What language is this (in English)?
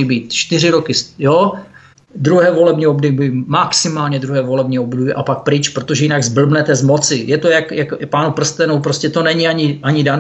Czech